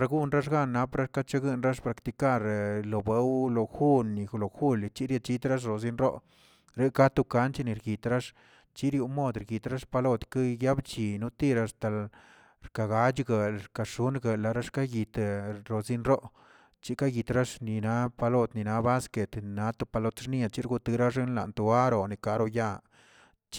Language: Tilquiapan Zapotec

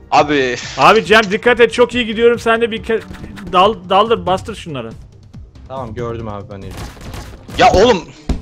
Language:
Turkish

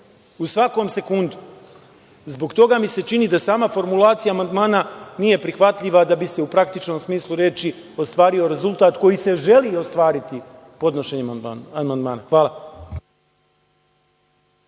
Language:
Serbian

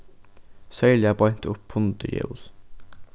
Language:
Faroese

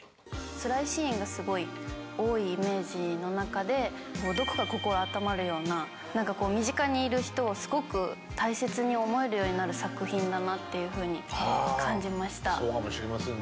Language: Japanese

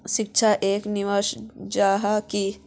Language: Magahi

